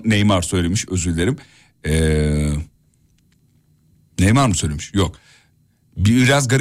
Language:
Turkish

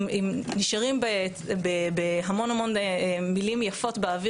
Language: Hebrew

